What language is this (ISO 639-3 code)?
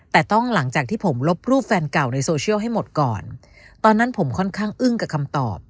tha